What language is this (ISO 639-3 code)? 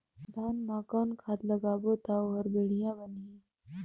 hne